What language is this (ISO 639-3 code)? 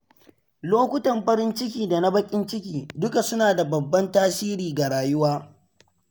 hau